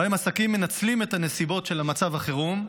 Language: Hebrew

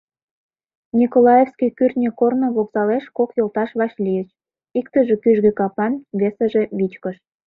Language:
Mari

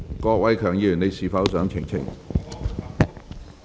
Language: Cantonese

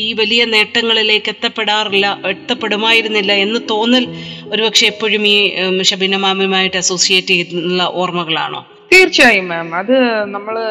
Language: Malayalam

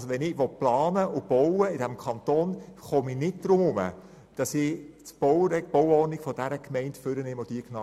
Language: Swiss German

